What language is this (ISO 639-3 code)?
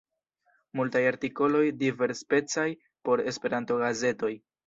epo